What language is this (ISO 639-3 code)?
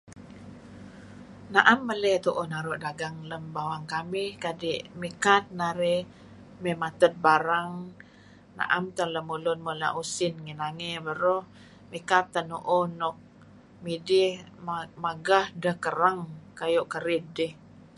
kzi